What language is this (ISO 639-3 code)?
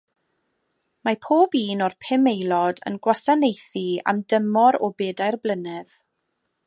cym